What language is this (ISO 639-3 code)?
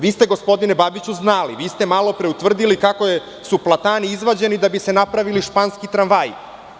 srp